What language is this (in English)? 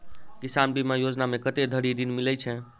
Maithili